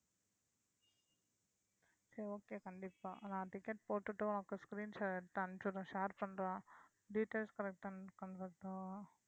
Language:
Tamil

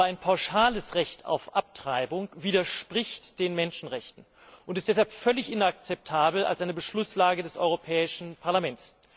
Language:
German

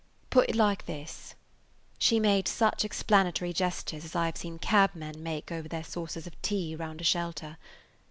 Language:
English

